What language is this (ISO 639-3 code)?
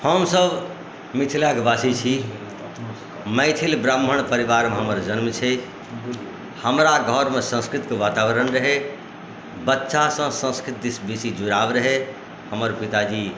mai